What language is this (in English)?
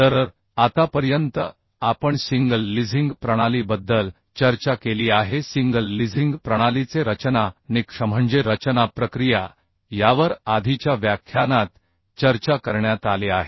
Marathi